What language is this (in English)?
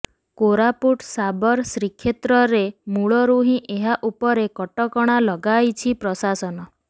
Odia